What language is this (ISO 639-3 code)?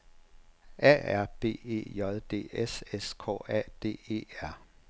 dan